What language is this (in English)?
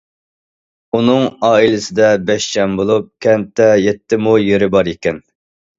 Uyghur